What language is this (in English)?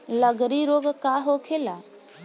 Bhojpuri